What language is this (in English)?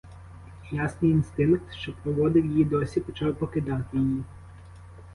Ukrainian